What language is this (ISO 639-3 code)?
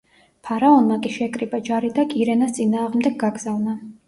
kat